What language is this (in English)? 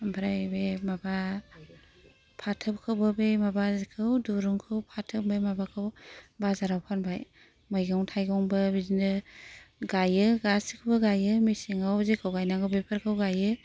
Bodo